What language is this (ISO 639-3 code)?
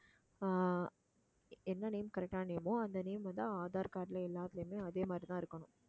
tam